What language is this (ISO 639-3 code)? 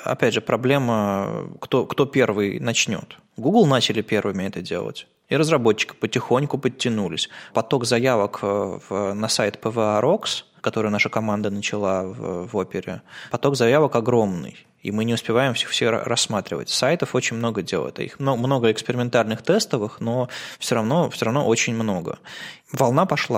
rus